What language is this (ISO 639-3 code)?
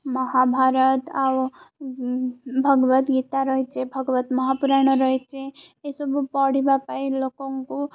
ori